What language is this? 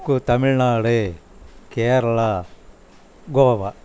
Tamil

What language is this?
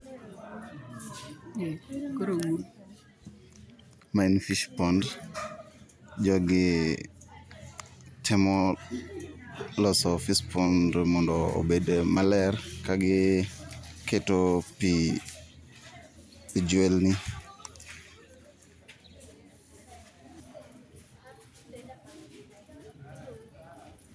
Luo (Kenya and Tanzania)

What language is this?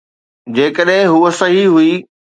Sindhi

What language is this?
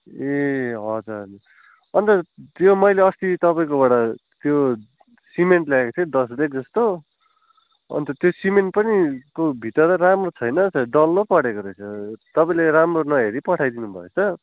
Nepali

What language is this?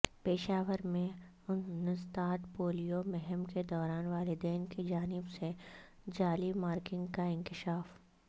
Urdu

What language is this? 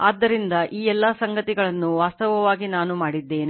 Kannada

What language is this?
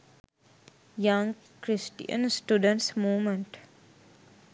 Sinhala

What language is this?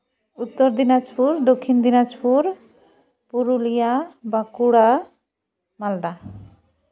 Santali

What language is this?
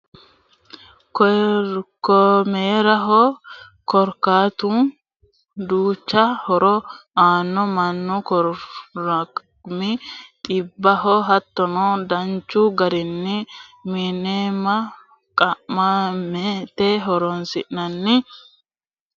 Sidamo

